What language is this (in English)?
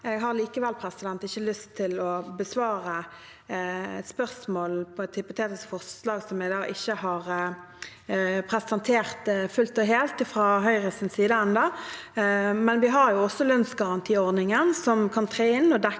Norwegian